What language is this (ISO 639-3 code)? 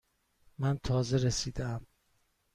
fas